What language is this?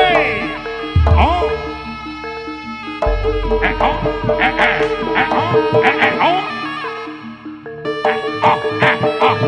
Indonesian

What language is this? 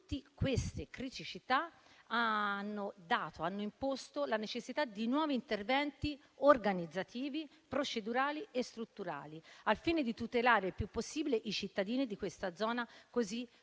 Italian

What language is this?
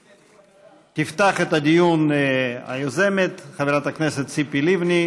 Hebrew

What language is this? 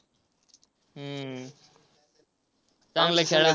Marathi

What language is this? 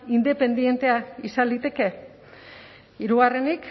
Basque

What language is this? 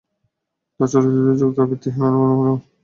Bangla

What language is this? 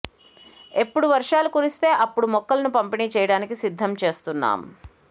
Telugu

